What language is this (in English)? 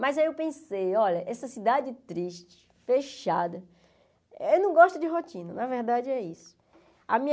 Portuguese